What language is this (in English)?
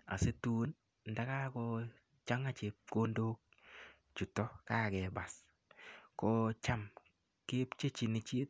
Kalenjin